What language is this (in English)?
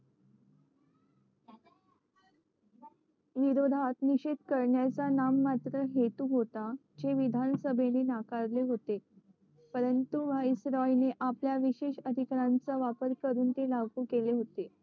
Marathi